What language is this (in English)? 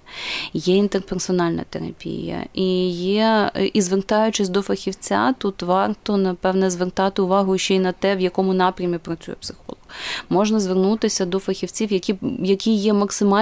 Ukrainian